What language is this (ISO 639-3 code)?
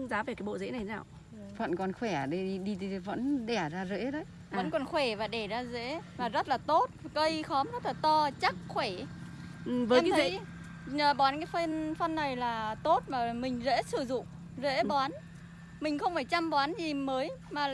vie